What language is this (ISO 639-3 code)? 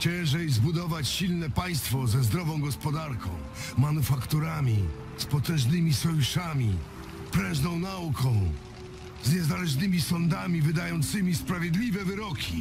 pol